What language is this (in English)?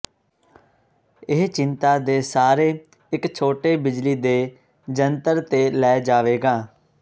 Punjabi